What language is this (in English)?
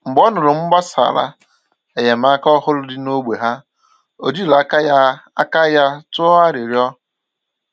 Igbo